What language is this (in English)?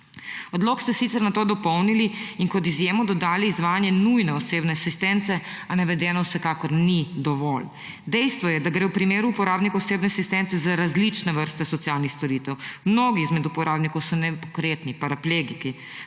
Slovenian